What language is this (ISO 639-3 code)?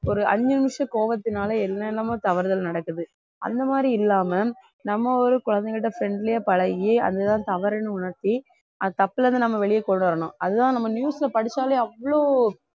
tam